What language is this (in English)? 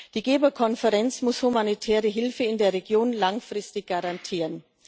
German